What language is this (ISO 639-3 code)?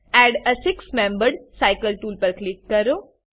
guj